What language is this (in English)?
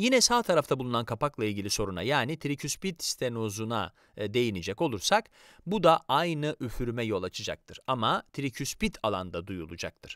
Turkish